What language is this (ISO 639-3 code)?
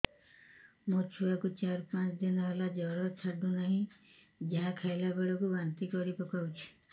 ori